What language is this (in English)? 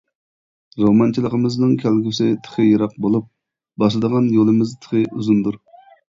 Uyghur